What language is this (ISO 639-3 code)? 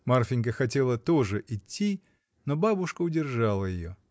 rus